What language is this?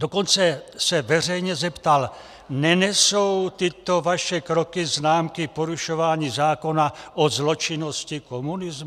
Czech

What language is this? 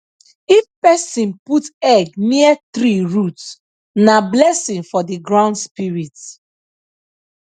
Nigerian Pidgin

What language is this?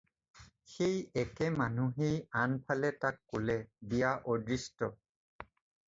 Assamese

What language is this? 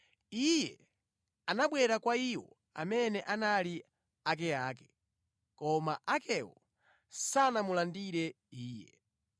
Nyanja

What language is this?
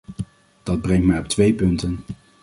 Dutch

